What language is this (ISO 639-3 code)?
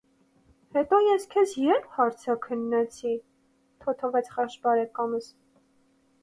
hye